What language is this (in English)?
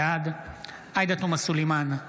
Hebrew